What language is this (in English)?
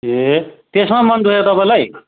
Nepali